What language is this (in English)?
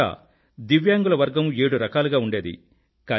Telugu